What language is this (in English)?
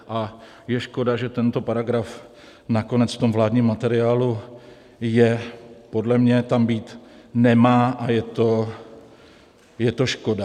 Czech